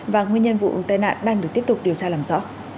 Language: Vietnamese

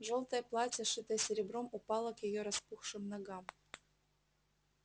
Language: Russian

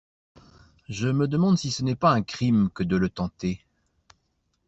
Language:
French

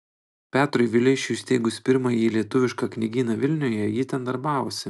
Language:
Lithuanian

